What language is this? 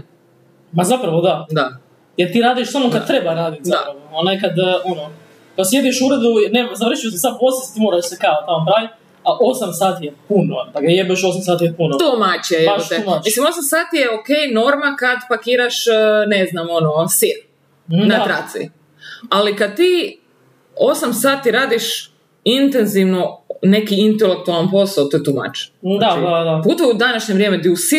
Croatian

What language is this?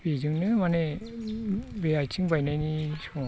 Bodo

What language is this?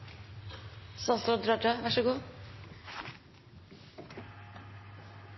Norwegian Bokmål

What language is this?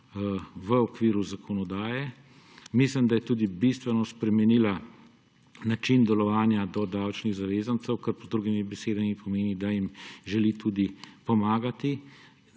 Slovenian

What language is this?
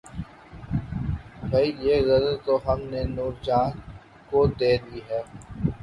Urdu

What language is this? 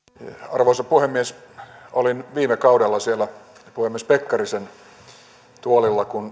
Finnish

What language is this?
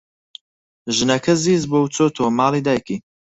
Central Kurdish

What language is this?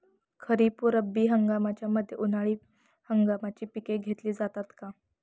Marathi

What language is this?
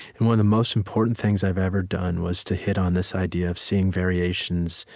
English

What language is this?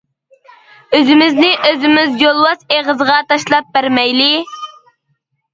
Uyghur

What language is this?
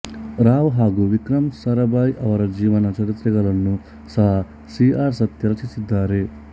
Kannada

